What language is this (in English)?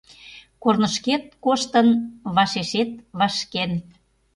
Mari